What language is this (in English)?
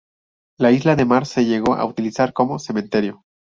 Spanish